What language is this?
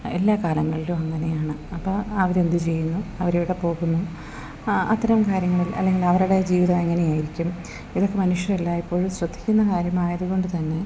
Malayalam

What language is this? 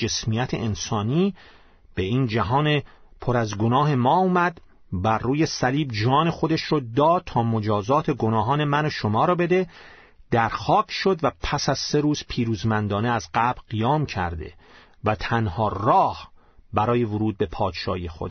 Persian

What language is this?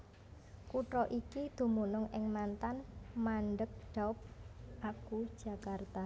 Javanese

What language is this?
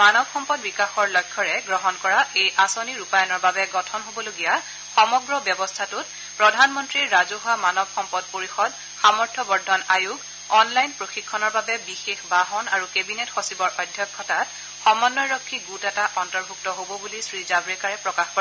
Assamese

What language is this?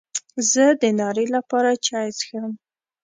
Pashto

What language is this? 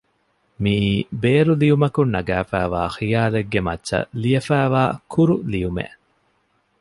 Divehi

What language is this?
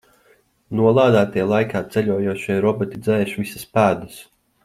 Latvian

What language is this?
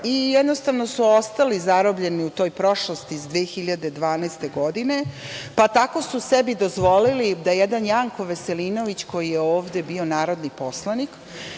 Serbian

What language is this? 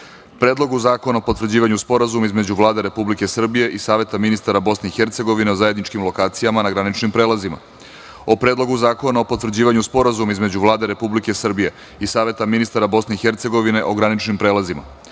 Serbian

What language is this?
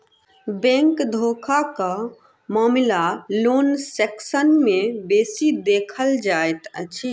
Maithili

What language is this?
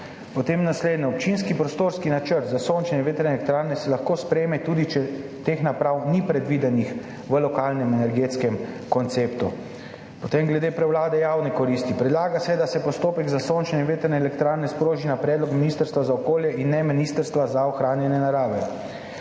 Slovenian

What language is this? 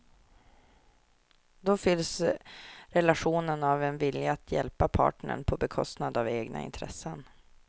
Swedish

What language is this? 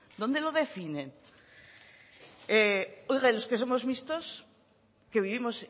Spanish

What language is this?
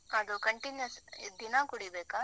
Kannada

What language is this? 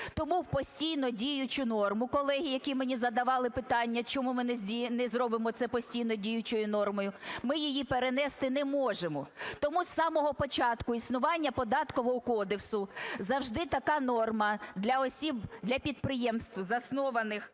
Ukrainian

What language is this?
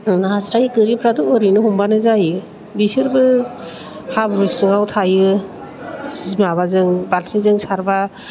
Bodo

